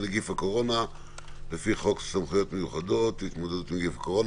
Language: Hebrew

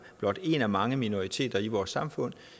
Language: Danish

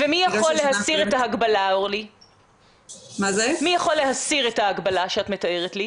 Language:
Hebrew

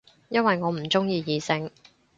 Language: Cantonese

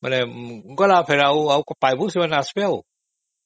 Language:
Odia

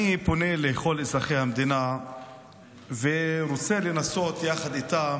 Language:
Hebrew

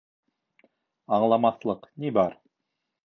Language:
Bashkir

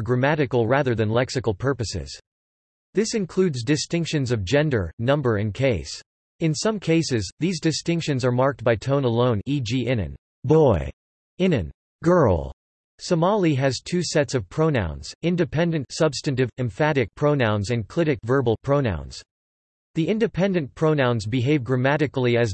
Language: English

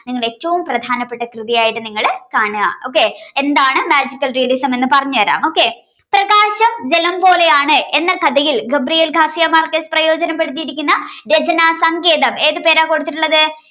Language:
Malayalam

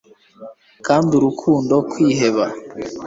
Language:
Kinyarwanda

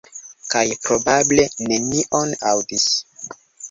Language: Esperanto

